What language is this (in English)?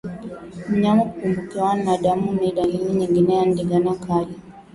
Swahili